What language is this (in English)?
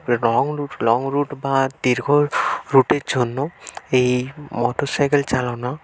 Bangla